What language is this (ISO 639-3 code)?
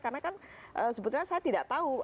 ind